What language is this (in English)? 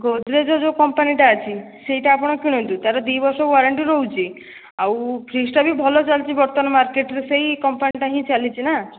Odia